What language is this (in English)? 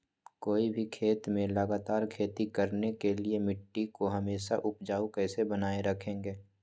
Magahi